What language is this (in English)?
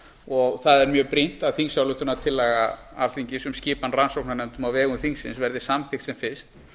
Icelandic